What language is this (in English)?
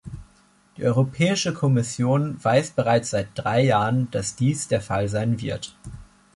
German